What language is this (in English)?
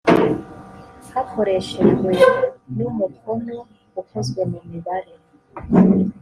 Kinyarwanda